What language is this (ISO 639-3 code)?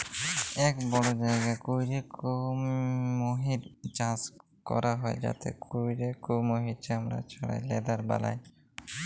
ben